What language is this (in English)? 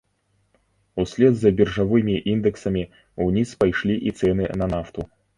Belarusian